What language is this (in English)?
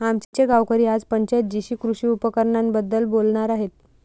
Marathi